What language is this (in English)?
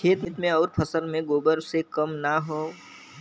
Bhojpuri